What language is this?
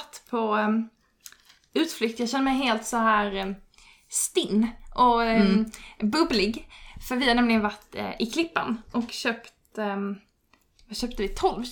Swedish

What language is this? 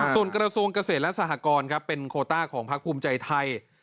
Thai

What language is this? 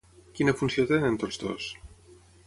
Catalan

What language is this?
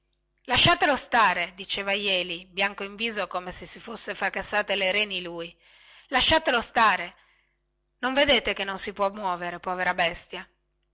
Italian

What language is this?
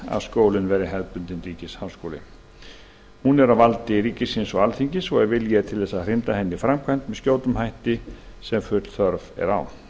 Icelandic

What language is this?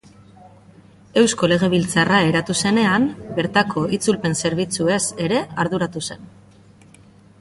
Basque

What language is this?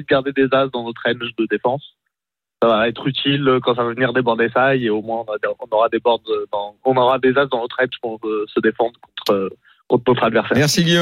French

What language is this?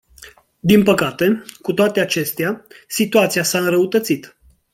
Romanian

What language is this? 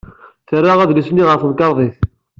Kabyle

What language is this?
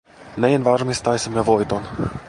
Finnish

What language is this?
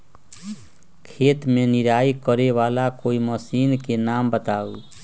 Magahi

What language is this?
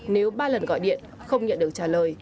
Vietnamese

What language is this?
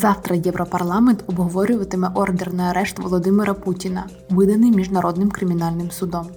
Ukrainian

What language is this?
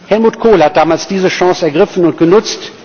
German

